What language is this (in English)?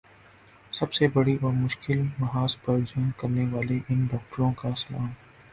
Urdu